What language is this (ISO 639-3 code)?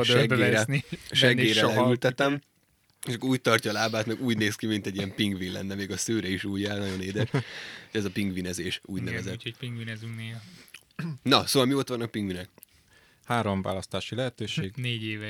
hun